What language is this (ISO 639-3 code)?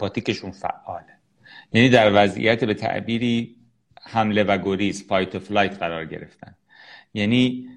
fas